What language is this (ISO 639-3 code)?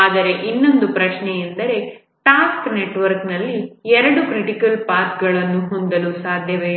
kan